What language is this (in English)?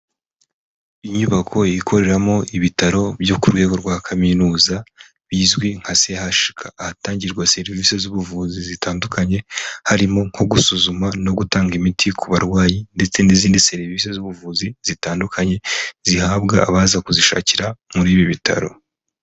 Kinyarwanda